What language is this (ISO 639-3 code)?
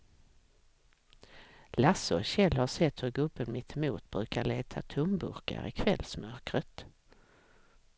swe